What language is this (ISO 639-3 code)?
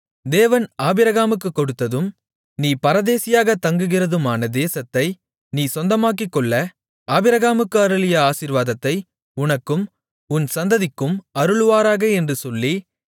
tam